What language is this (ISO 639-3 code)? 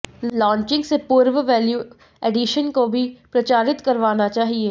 hin